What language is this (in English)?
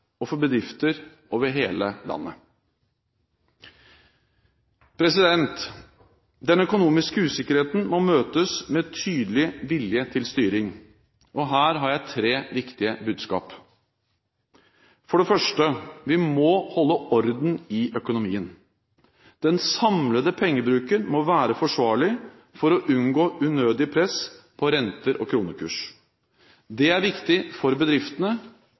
Norwegian Bokmål